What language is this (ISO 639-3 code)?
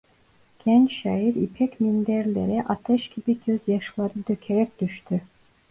tur